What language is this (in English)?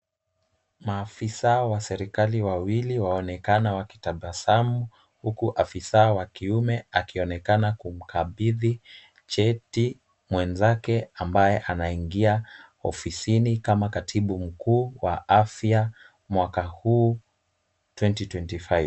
Swahili